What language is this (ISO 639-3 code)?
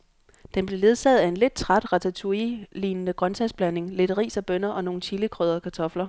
dan